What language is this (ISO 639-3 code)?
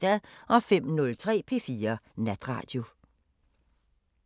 dan